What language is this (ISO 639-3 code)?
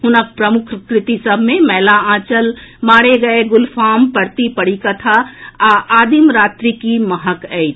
mai